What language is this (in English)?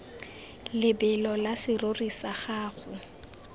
Tswana